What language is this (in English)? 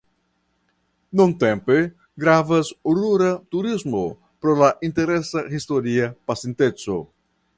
Esperanto